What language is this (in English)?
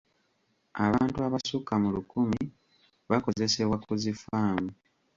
Ganda